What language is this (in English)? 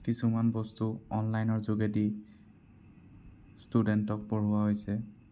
Assamese